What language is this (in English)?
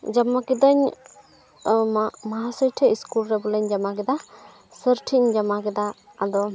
Santali